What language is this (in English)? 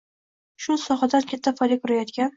Uzbek